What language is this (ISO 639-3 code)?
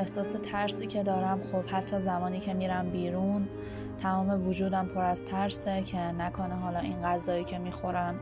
fas